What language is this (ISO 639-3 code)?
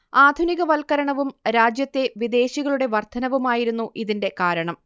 mal